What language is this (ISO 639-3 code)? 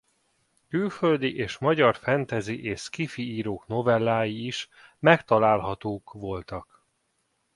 hun